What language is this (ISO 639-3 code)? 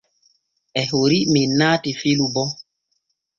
fue